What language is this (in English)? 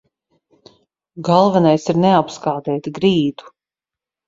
Latvian